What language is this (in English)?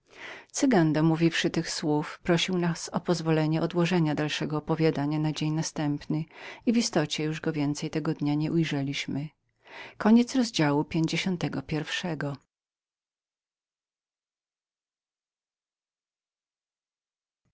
Polish